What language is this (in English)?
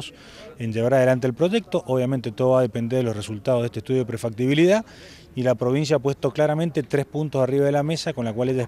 Spanish